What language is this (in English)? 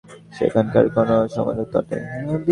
Bangla